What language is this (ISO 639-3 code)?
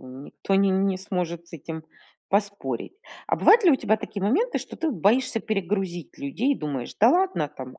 rus